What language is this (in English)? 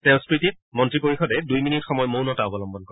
Assamese